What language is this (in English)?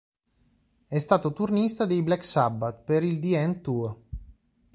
Italian